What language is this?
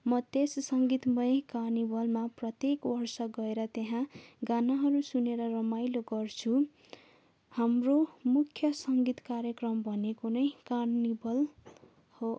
Nepali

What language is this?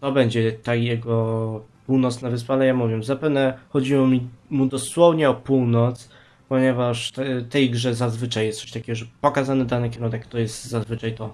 Polish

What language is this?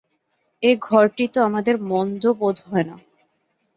Bangla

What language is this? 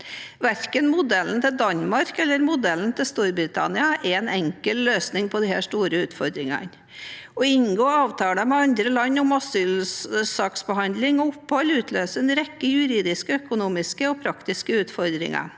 Norwegian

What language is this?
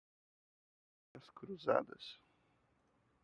Portuguese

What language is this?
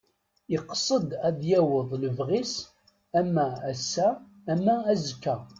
Kabyle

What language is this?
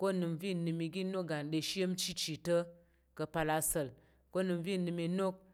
Tarok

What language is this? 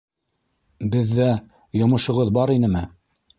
Bashkir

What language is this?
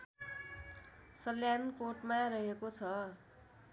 Nepali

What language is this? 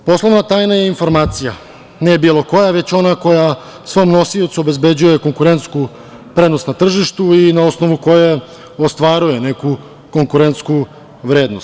Serbian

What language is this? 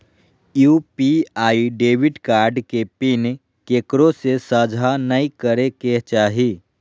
Magahi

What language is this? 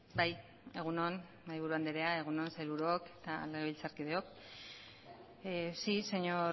Basque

